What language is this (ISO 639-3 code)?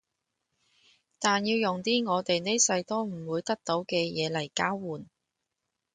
yue